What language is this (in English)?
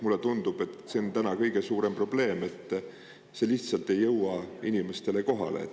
Estonian